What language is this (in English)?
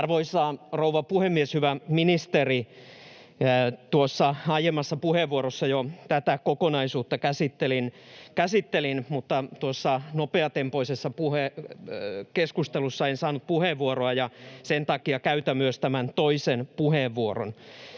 Finnish